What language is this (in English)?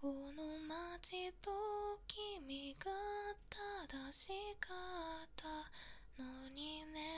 Japanese